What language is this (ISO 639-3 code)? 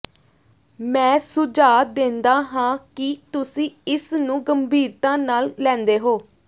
pan